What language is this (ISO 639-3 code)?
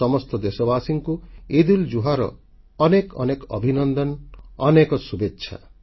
ori